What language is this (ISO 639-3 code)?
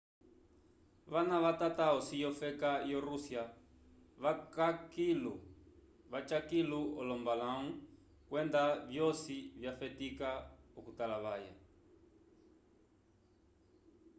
umb